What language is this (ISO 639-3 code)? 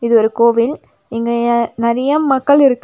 tam